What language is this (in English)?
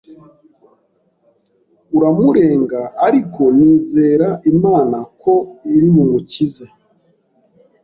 Kinyarwanda